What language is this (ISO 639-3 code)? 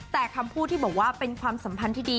tha